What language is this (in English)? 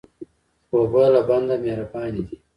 Pashto